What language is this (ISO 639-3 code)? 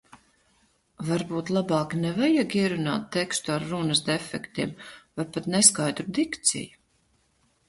lav